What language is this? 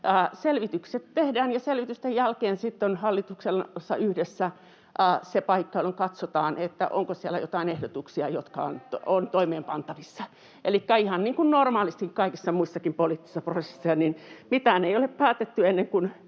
Finnish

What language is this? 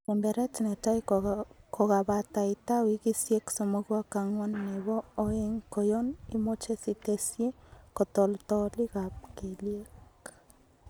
Kalenjin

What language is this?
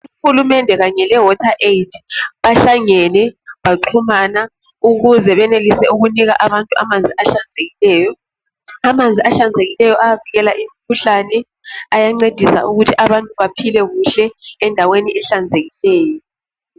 North Ndebele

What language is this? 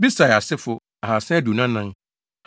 Akan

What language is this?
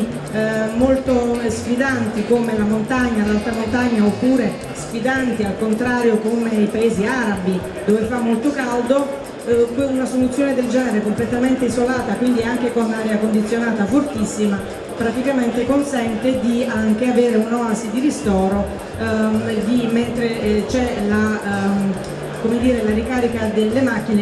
Italian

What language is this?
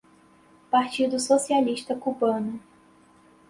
Portuguese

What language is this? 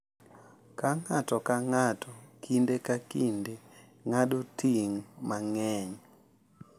Luo (Kenya and Tanzania)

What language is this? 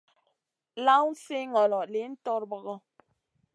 Masana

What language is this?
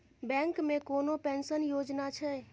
Maithili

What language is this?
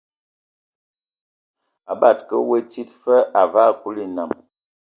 Ewondo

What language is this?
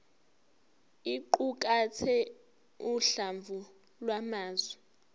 Zulu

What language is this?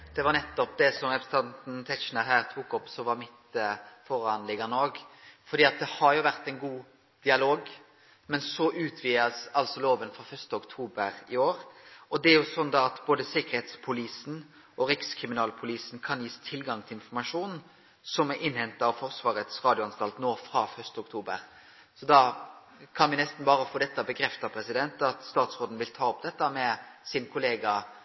Norwegian Nynorsk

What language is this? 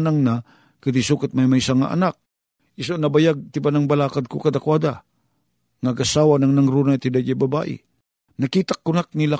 Filipino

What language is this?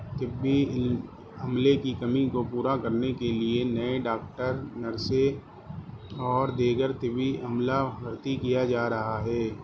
Urdu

